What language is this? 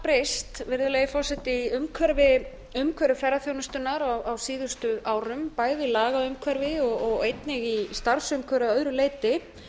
Icelandic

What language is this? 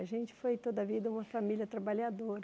Portuguese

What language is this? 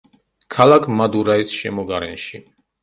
Georgian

